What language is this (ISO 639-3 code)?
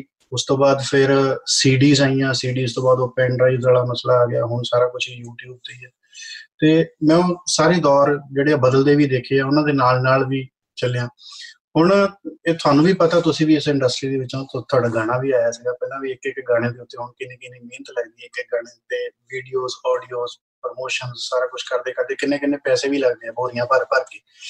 pan